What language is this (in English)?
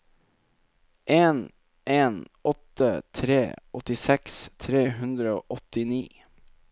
Norwegian